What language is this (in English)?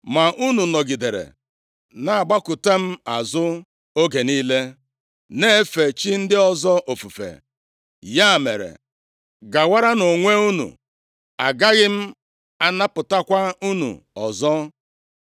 Igbo